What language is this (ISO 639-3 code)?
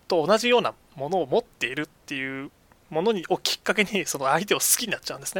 jpn